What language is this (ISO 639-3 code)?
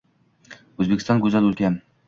uzb